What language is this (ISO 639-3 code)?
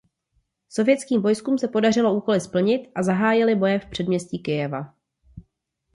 ces